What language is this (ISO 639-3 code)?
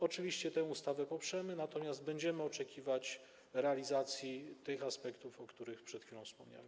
pol